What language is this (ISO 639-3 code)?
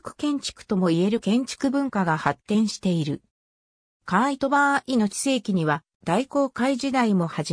jpn